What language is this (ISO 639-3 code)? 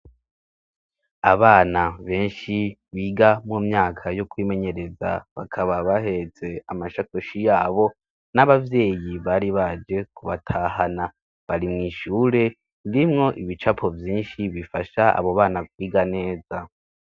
run